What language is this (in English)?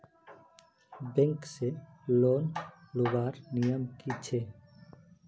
Magahi